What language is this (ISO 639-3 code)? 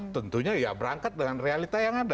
ind